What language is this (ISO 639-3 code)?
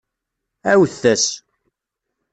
kab